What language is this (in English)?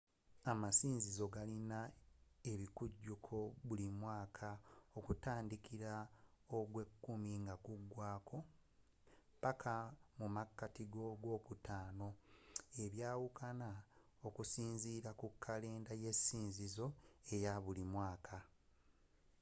Ganda